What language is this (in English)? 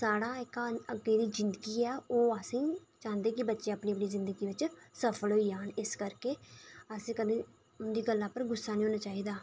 Dogri